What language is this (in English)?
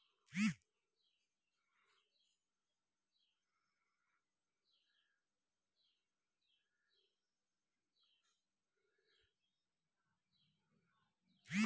Maithili